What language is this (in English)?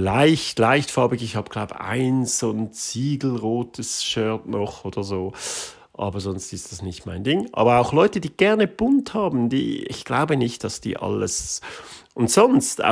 German